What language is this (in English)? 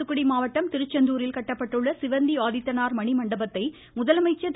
Tamil